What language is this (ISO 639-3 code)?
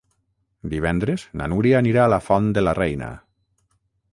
cat